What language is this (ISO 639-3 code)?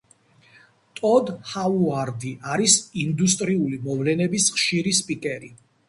kat